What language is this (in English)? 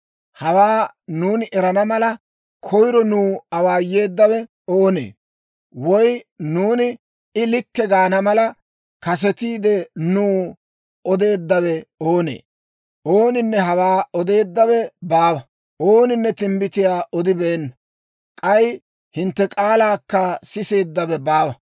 Dawro